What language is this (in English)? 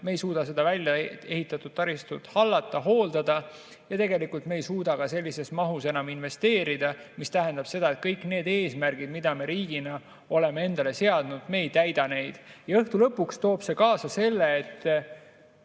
Estonian